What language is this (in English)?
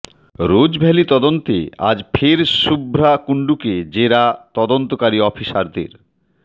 Bangla